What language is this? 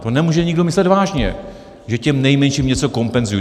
Czech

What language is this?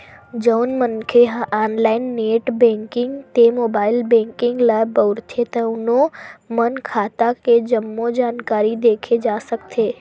Chhattisgarhi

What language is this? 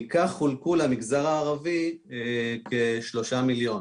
Hebrew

